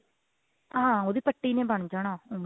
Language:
Punjabi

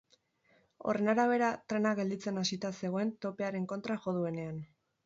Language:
Basque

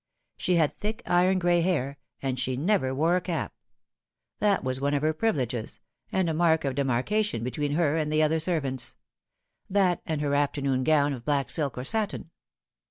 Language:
English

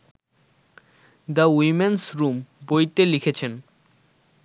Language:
Bangla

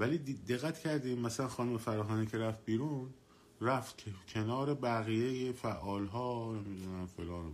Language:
Persian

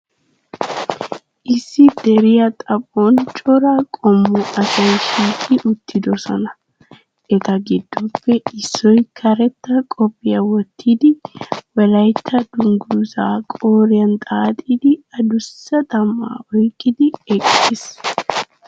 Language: Wolaytta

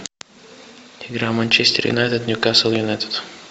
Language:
Russian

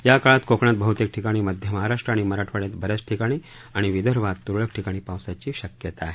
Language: Marathi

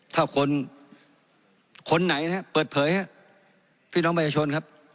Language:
Thai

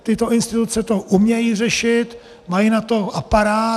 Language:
Czech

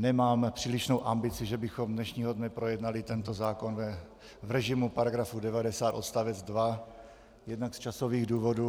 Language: Czech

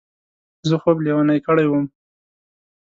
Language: Pashto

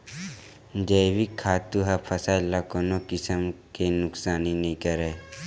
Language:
Chhattisgarhi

